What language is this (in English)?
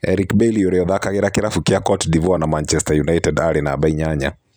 Kikuyu